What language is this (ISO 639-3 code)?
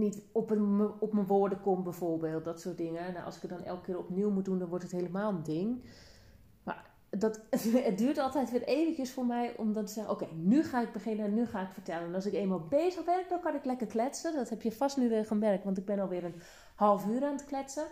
nld